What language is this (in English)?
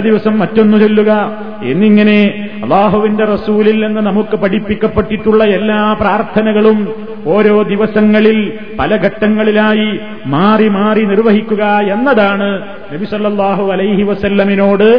Malayalam